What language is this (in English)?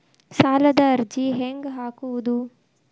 Kannada